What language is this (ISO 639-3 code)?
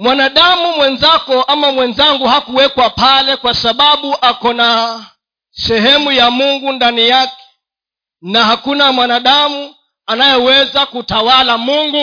swa